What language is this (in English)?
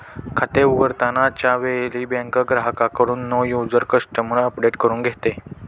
Marathi